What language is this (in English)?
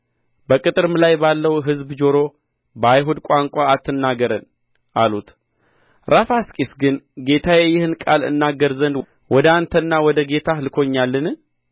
Amharic